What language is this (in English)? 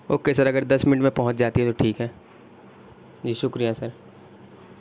Urdu